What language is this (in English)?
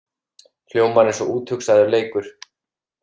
Icelandic